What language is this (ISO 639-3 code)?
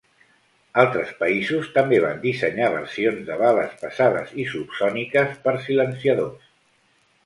cat